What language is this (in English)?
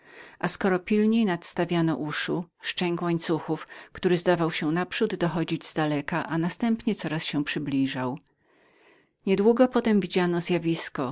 Polish